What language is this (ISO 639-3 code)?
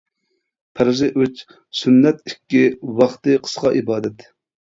uig